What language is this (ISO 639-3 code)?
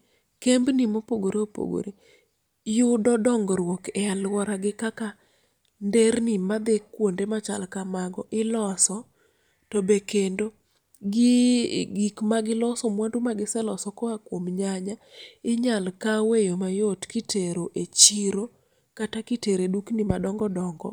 luo